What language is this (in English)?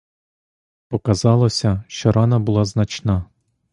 Ukrainian